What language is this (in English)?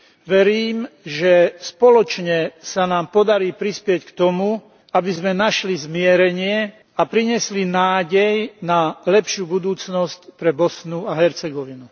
Slovak